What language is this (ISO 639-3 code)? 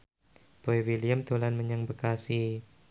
jav